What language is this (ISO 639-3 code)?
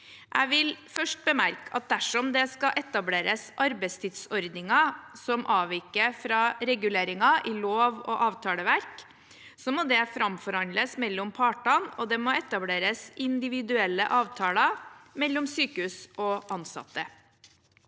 nor